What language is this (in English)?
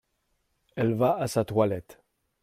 French